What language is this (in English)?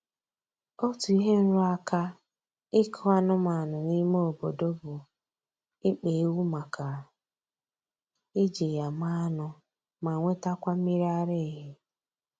Igbo